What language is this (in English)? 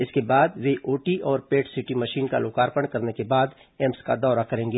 Hindi